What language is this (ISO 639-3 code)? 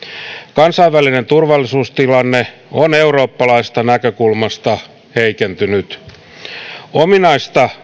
fin